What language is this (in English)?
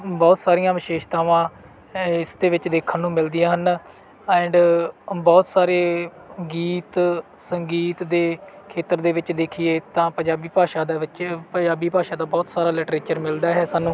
Punjabi